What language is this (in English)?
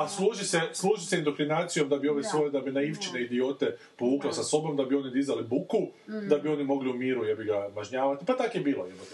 Croatian